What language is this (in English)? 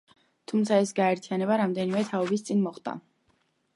Georgian